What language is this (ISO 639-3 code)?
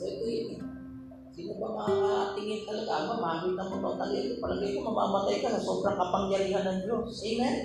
fil